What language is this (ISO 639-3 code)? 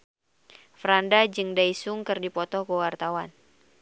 sun